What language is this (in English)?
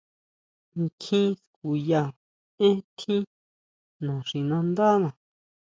Huautla Mazatec